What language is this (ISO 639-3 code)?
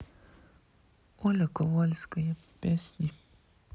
rus